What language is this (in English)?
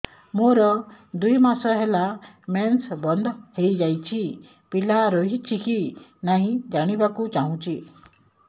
Odia